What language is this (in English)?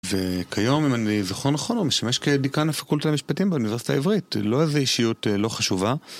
Hebrew